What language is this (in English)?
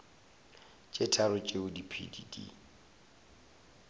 Northern Sotho